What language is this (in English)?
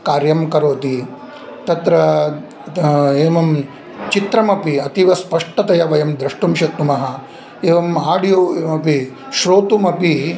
Sanskrit